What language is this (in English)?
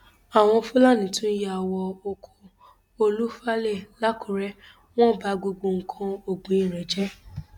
Yoruba